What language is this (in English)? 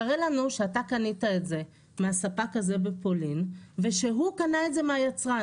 Hebrew